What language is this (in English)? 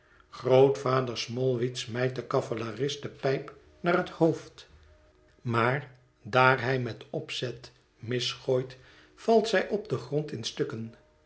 Dutch